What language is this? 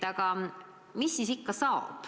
Estonian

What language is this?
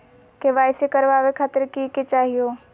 Magahi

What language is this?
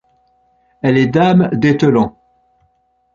French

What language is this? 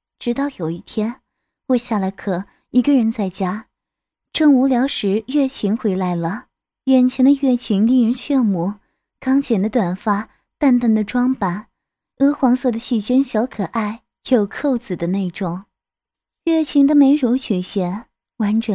Chinese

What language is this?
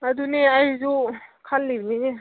Manipuri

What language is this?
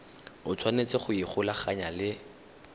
Tswana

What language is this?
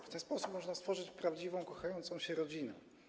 Polish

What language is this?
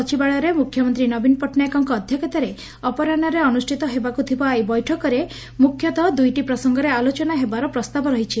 Odia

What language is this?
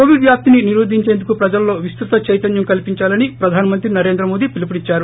Telugu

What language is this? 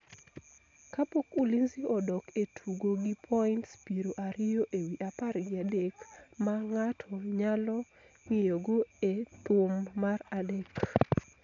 Luo (Kenya and Tanzania)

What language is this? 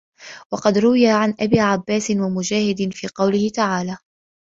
Arabic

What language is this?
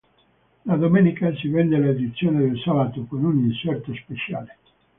Italian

